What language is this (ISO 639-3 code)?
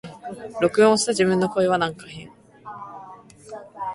jpn